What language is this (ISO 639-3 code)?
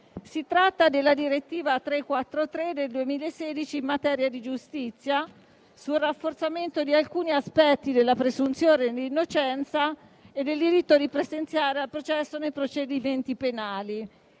ita